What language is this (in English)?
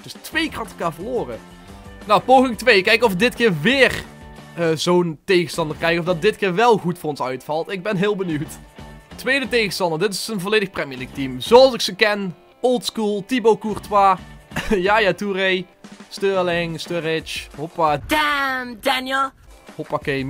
Dutch